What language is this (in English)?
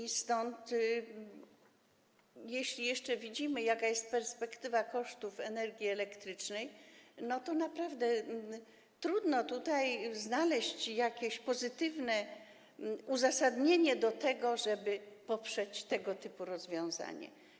Polish